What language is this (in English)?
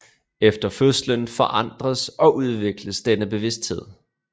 Danish